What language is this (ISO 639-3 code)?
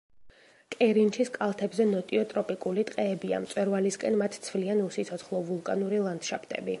kat